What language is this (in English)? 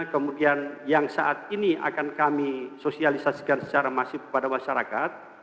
Indonesian